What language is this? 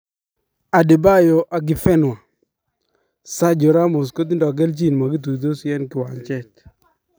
Kalenjin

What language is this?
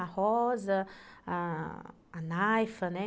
Portuguese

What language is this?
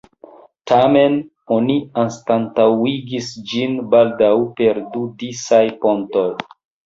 Esperanto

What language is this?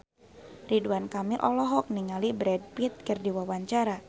Sundanese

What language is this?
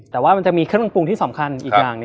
Thai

